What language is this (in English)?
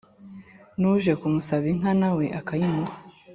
Kinyarwanda